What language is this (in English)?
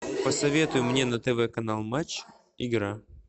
Russian